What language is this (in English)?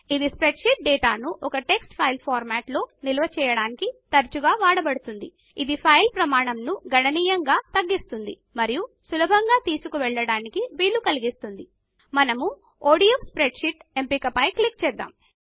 Telugu